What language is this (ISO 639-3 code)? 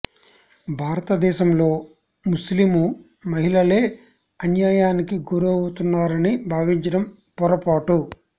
tel